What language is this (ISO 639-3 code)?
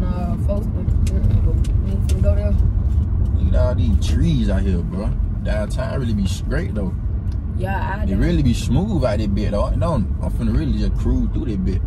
eng